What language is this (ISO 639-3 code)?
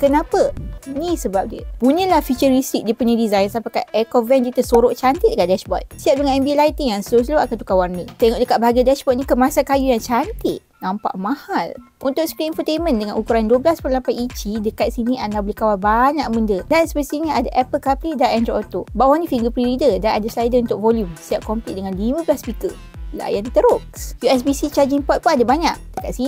msa